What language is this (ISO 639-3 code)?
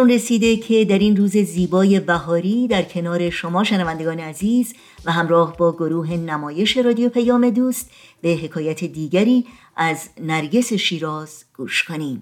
fas